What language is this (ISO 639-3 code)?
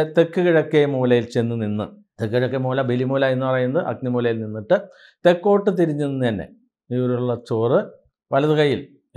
ind